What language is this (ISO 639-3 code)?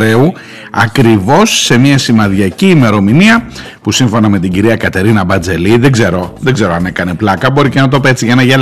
ell